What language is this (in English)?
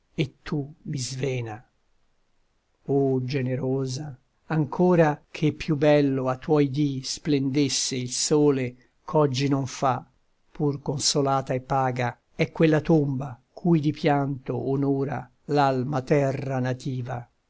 Italian